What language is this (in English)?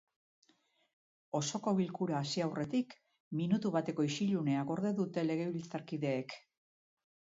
Basque